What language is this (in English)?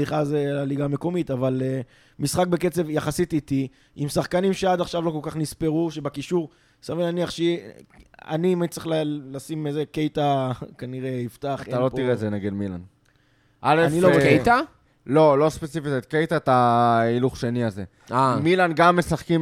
Hebrew